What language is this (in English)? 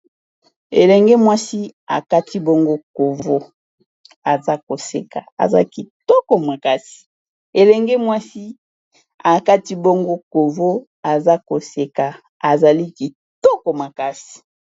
Lingala